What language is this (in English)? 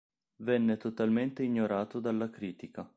Italian